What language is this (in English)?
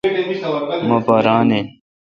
Kalkoti